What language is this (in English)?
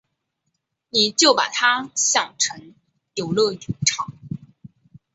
Chinese